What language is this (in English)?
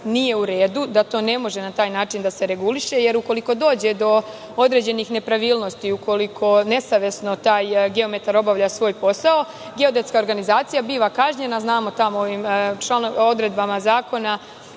Serbian